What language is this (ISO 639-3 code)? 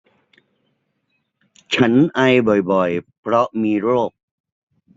tha